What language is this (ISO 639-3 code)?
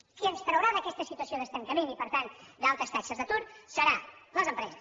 cat